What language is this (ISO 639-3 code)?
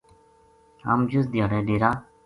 gju